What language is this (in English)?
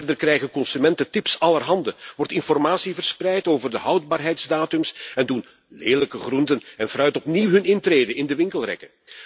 Dutch